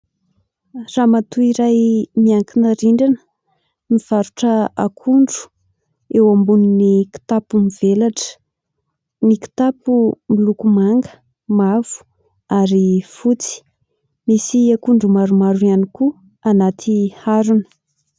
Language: Malagasy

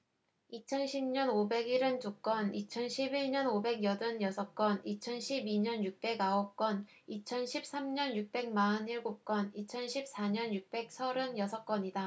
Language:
Korean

